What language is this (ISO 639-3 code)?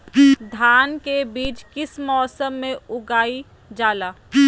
mag